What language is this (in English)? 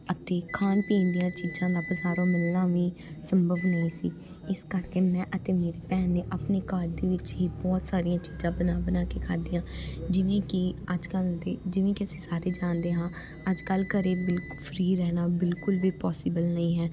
Punjabi